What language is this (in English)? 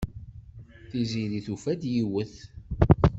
Kabyle